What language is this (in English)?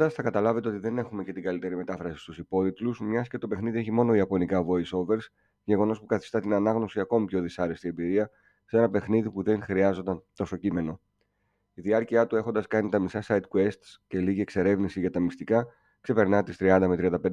Greek